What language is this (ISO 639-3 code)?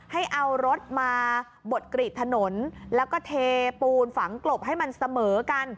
tha